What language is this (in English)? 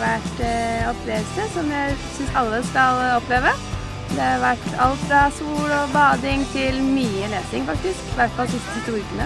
Dutch